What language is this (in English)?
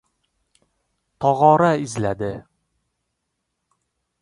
Uzbek